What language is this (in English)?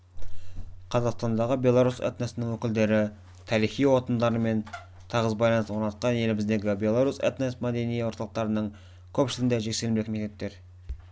Kazakh